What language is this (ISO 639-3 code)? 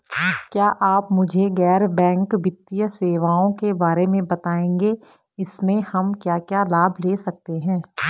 hin